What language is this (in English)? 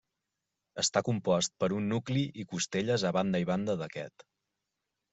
Catalan